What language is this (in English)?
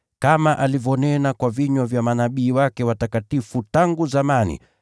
Swahili